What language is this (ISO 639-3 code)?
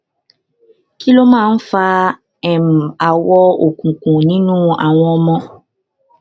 yor